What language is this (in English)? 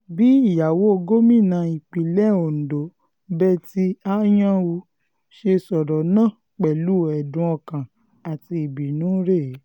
Yoruba